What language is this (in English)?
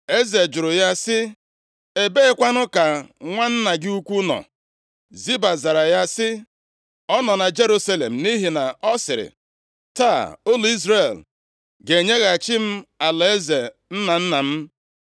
Igbo